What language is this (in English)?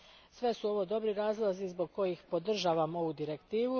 Croatian